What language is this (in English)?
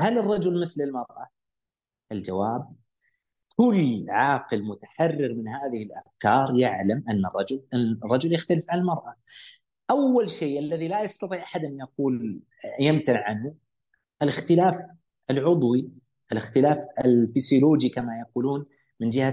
Arabic